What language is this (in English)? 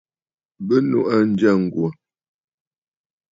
Bafut